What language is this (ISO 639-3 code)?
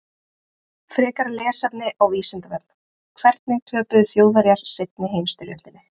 isl